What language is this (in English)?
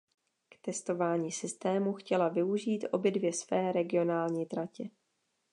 Czech